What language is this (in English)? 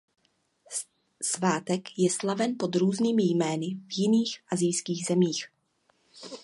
Czech